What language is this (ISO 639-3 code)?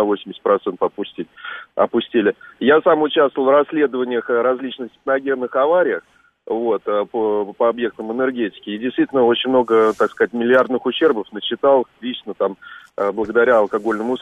rus